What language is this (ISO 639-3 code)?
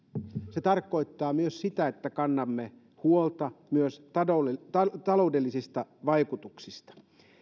fin